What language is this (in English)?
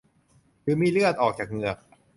Thai